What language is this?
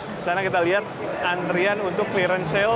Indonesian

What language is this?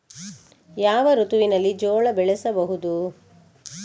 Kannada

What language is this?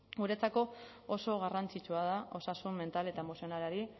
Basque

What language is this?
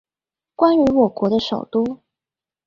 Chinese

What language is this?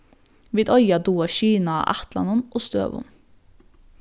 Faroese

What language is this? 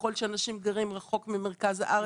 Hebrew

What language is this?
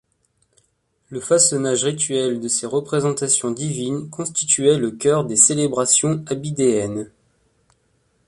French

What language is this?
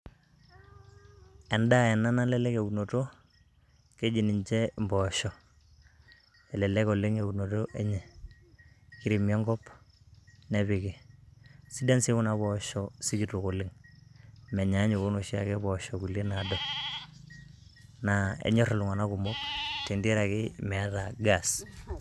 Masai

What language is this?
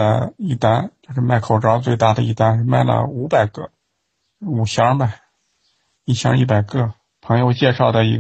Chinese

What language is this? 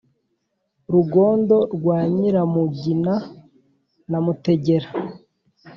Kinyarwanda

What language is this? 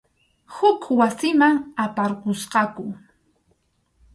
Arequipa-La Unión Quechua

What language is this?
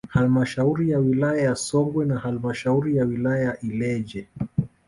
Swahili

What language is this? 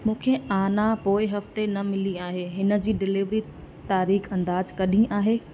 Sindhi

